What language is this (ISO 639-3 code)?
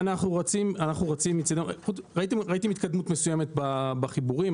heb